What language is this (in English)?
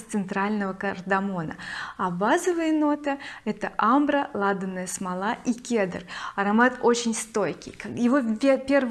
Russian